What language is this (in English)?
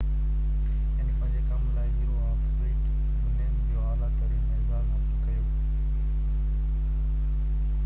Sindhi